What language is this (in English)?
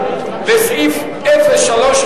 Hebrew